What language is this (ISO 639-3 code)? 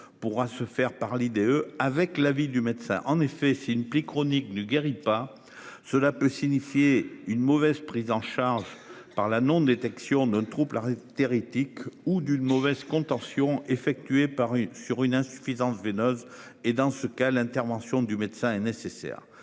fra